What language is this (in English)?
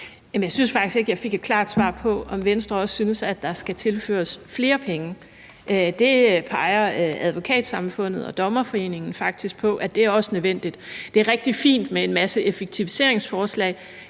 Danish